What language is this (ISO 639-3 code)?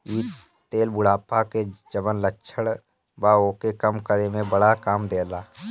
bho